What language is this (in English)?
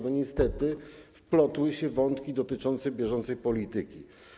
Polish